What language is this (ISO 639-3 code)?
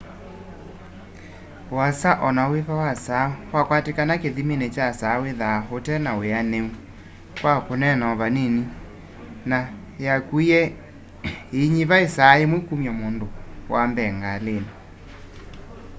kam